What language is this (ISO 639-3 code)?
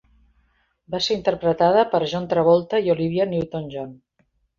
cat